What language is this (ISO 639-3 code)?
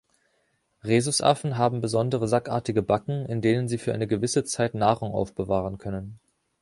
deu